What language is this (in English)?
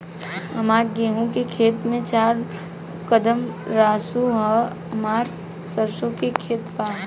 Bhojpuri